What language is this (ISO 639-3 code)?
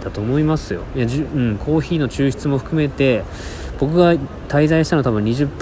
jpn